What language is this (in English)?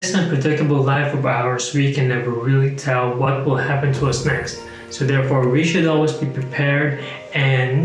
English